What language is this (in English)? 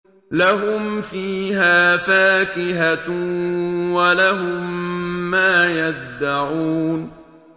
Arabic